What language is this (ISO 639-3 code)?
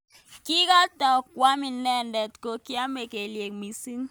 kln